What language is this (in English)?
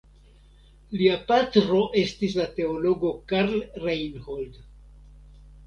Esperanto